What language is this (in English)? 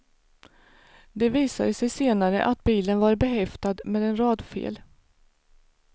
Swedish